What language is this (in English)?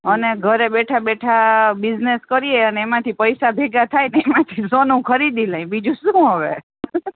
Gujarati